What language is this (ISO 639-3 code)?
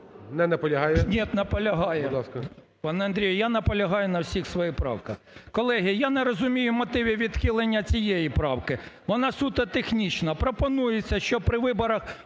ukr